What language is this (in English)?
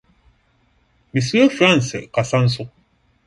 Akan